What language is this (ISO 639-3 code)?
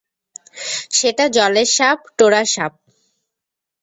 ben